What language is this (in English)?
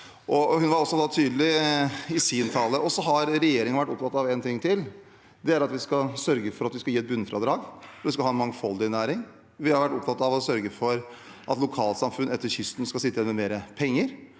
Norwegian